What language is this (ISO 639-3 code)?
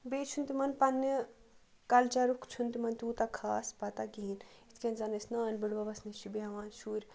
kas